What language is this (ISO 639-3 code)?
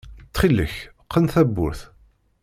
kab